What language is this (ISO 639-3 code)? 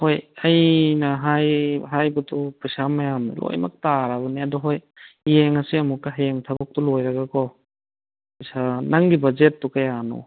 mni